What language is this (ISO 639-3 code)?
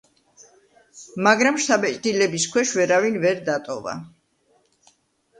kat